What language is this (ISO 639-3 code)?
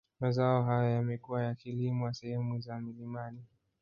swa